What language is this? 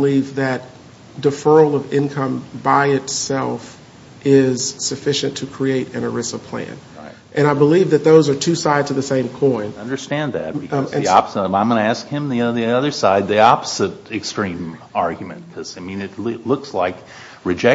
English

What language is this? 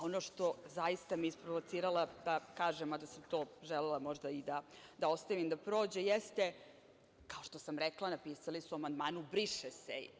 Serbian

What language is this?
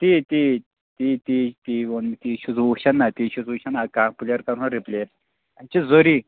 Kashmiri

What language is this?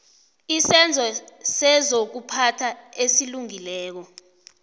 South Ndebele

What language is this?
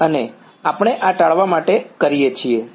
Gujarati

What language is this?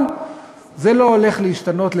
Hebrew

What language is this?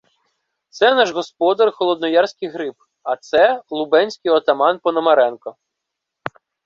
Ukrainian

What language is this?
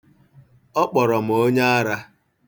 Igbo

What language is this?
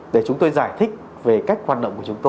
Vietnamese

